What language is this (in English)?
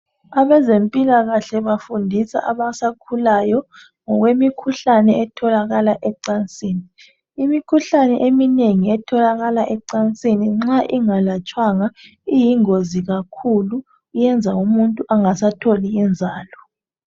North Ndebele